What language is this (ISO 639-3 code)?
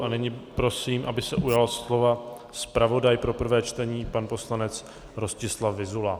ces